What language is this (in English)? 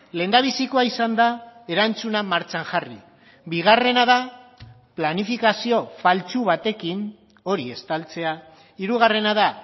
Basque